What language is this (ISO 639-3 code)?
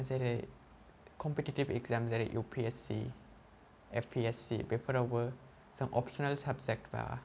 brx